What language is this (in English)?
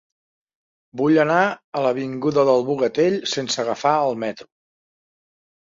Catalan